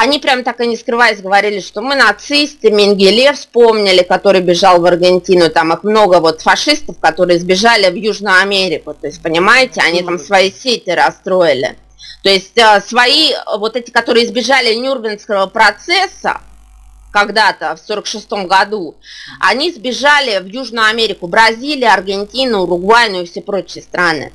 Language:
Russian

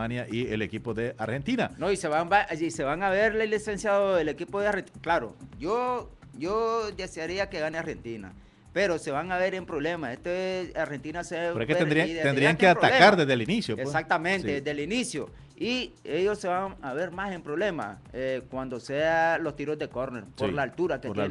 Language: Spanish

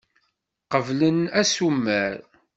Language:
Kabyle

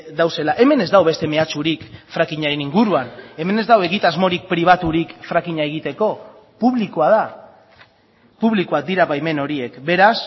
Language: Basque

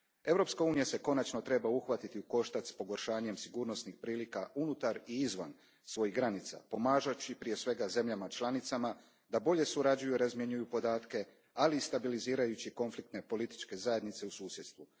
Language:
Croatian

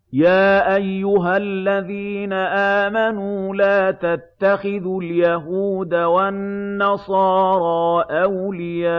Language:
Arabic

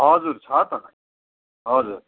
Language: Nepali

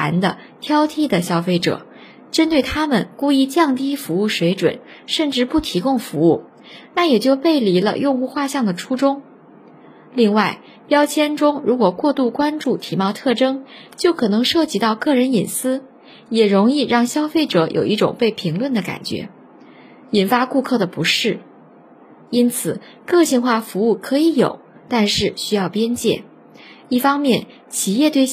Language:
Chinese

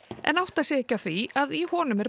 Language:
Icelandic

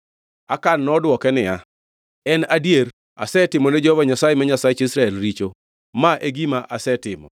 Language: Luo (Kenya and Tanzania)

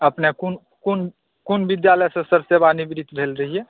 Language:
Maithili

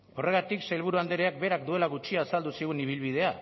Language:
Basque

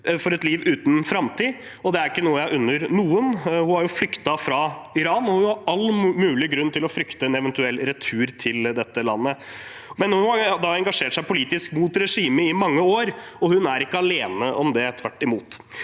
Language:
Norwegian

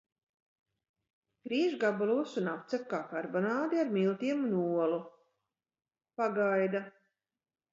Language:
Latvian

